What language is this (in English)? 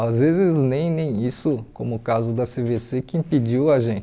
Portuguese